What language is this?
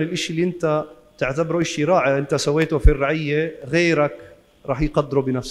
Arabic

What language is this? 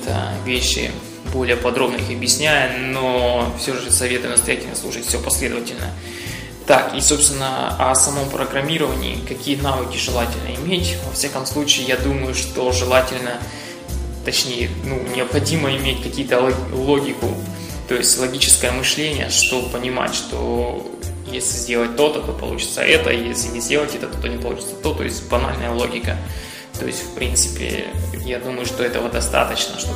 Russian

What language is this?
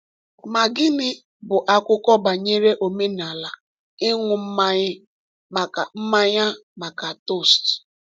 Igbo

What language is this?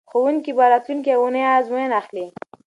Pashto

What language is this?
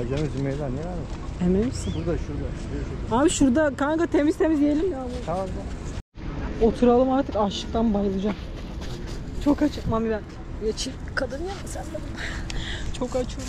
Turkish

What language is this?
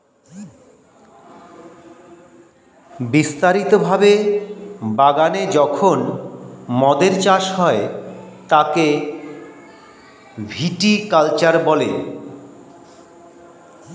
Bangla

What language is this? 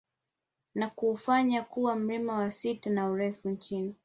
Swahili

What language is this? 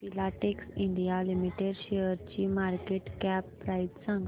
Marathi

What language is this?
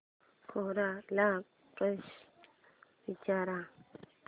Marathi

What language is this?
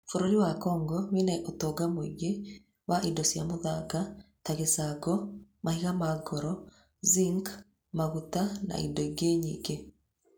Kikuyu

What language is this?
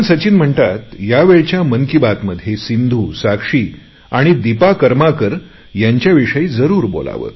Marathi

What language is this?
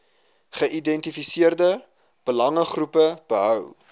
Afrikaans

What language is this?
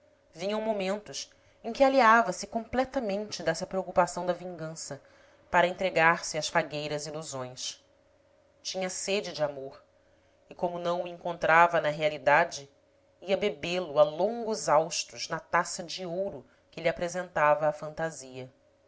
Portuguese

